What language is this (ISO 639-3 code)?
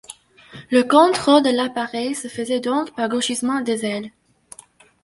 fra